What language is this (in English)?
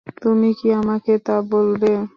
Bangla